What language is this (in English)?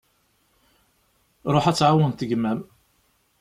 Kabyle